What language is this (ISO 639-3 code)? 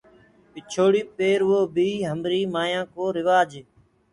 ggg